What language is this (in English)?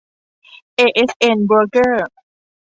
Thai